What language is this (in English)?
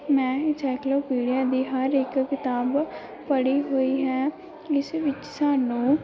Punjabi